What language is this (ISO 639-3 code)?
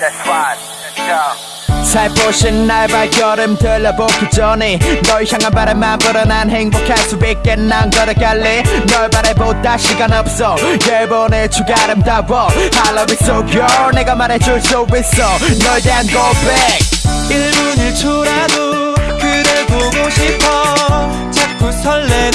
kor